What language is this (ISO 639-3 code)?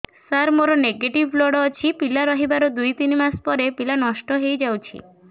ori